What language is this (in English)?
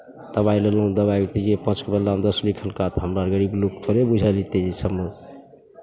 Maithili